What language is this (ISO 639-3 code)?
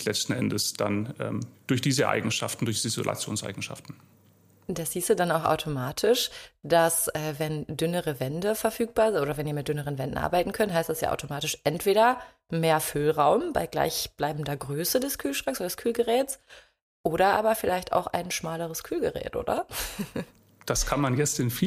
deu